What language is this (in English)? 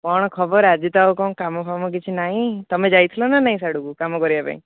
Odia